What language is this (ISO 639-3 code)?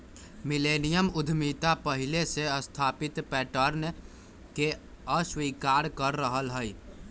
mag